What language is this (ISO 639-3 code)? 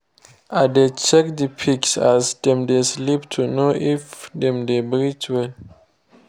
pcm